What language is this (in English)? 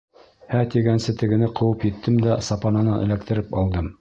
Bashkir